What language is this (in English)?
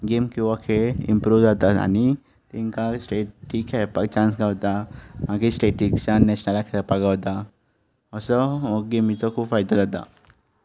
Konkani